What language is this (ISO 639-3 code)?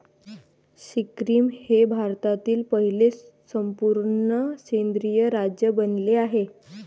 mar